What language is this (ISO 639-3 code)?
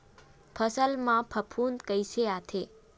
hne